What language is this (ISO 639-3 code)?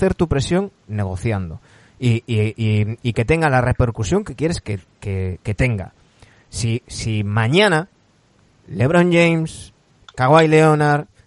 spa